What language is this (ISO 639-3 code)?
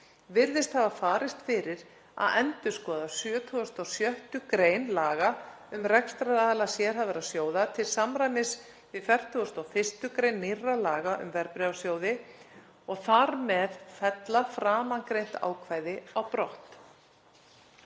isl